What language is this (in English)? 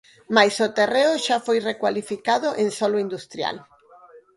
Galician